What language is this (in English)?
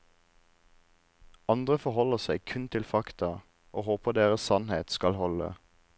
Norwegian